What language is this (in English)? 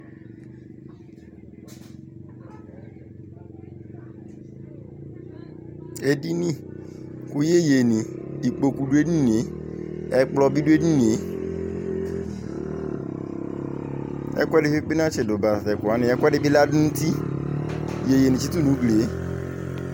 Ikposo